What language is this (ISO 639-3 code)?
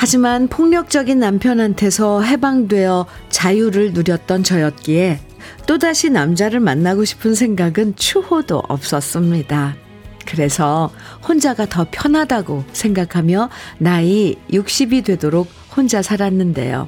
kor